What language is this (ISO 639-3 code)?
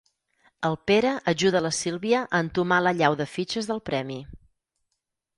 cat